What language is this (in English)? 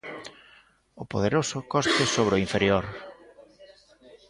Galician